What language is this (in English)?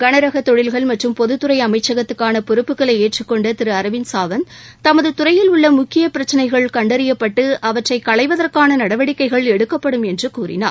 Tamil